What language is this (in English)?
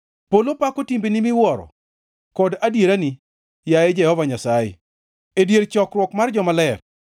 Luo (Kenya and Tanzania)